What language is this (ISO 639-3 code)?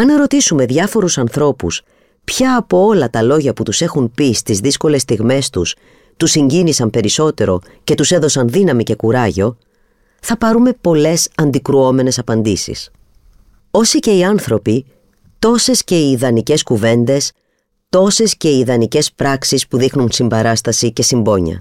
ell